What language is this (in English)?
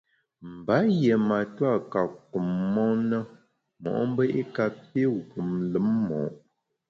Bamun